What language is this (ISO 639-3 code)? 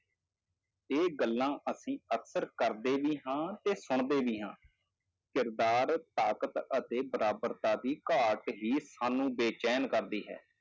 pan